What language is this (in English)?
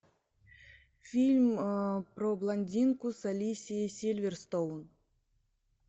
Russian